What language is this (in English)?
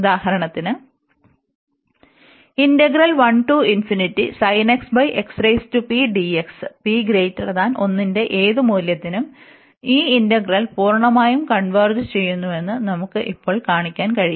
Malayalam